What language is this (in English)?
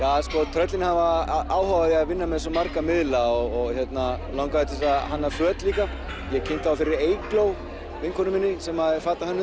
Icelandic